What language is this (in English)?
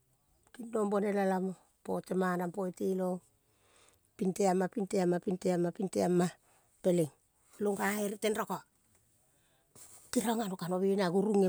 Kol (Papua New Guinea)